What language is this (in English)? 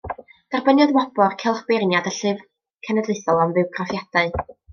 Welsh